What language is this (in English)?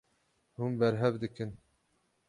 Kurdish